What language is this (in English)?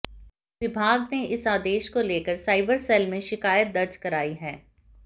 Hindi